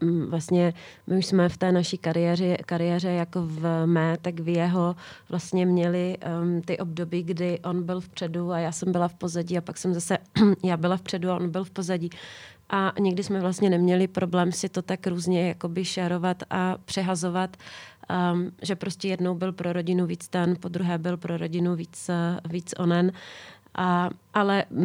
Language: Czech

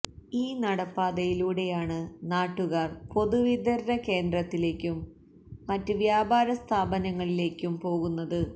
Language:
Malayalam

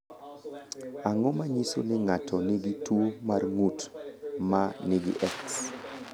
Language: Luo (Kenya and Tanzania)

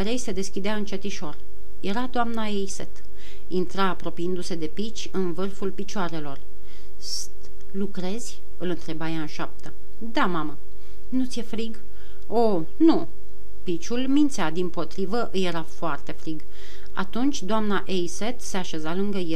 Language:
Romanian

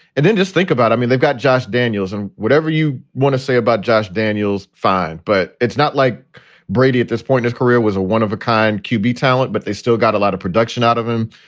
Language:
English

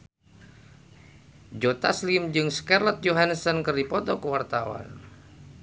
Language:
Sundanese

